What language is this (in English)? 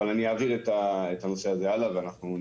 Hebrew